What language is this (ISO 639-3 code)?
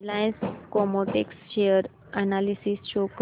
mar